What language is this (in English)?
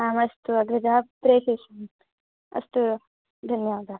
Sanskrit